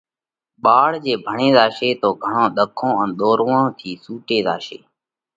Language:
Parkari Koli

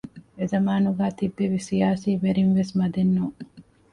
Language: Divehi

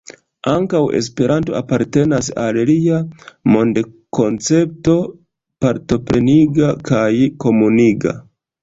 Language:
Esperanto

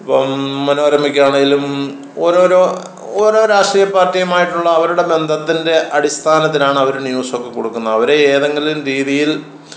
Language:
Malayalam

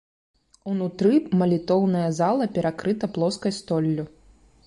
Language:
Belarusian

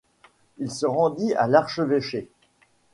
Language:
French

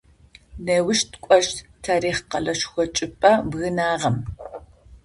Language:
Adyghe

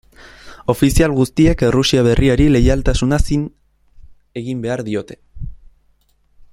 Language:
Basque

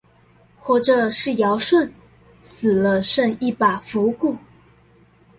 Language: Chinese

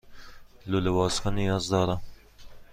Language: Persian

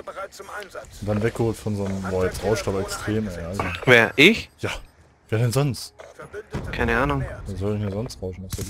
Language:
German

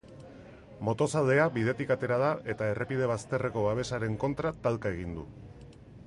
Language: Basque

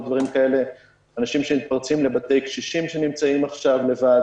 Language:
Hebrew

